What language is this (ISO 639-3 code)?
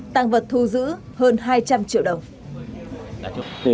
vie